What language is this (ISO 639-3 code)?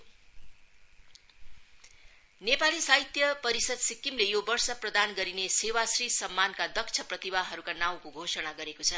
nep